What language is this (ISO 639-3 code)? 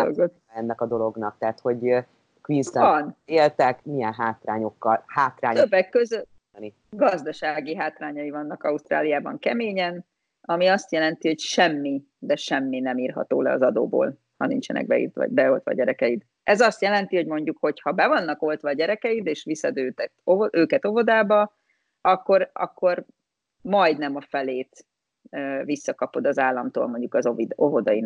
hun